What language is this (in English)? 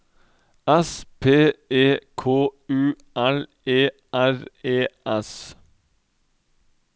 Norwegian